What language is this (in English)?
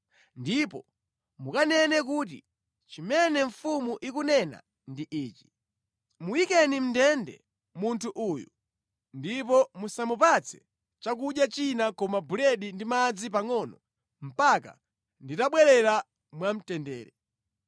Nyanja